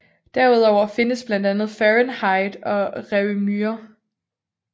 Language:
Danish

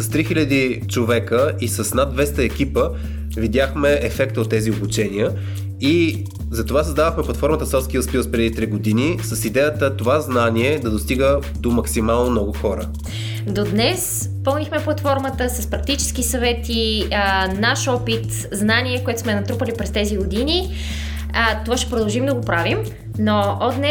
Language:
Bulgarian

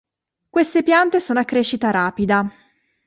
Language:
Italian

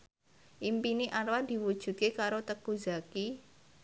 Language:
Javanese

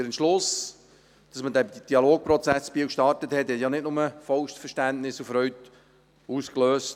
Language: Swiss German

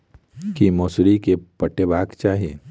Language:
Maithili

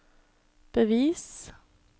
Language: Norwegian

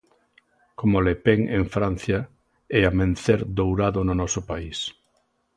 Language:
Galician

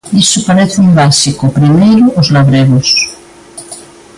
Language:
Galician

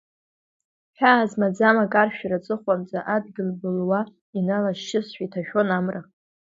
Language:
Abkhazian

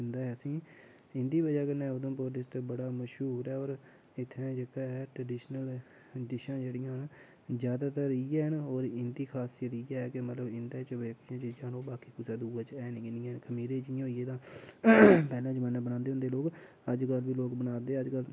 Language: Dogri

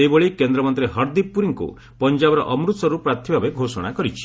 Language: Odia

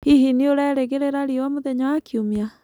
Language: Kikuyu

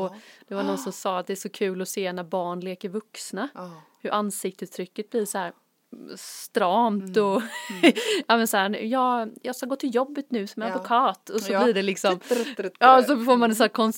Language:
Swedish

